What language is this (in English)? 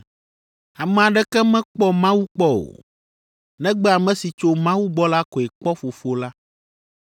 Ewe